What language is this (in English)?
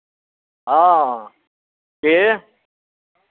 Maithili